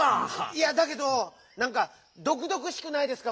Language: Japanese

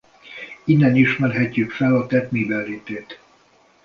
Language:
Hungarian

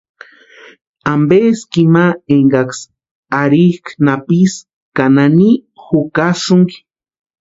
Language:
Western Highland Purepecha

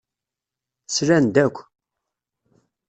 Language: Kabyle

